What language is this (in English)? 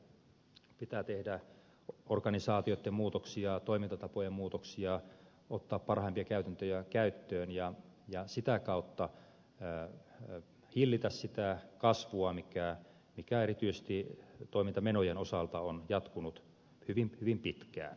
Finnish